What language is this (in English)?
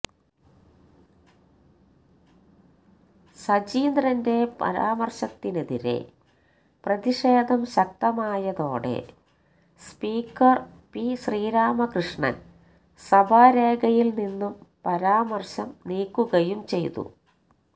Malayalam